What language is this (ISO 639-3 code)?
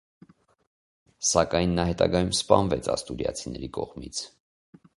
hye